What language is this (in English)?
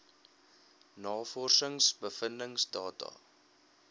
Afrikaans